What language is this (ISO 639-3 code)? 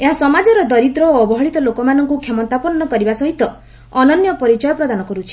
ori